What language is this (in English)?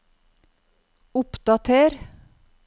Norwegian